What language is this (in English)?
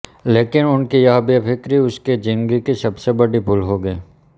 Hindi